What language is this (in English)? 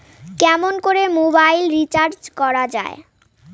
Bangla